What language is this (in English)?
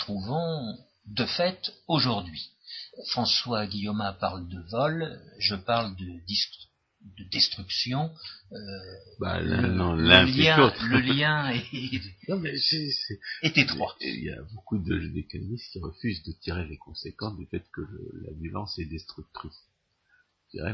French